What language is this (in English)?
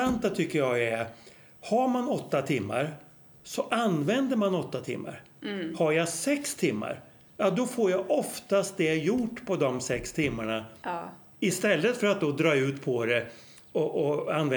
Swedish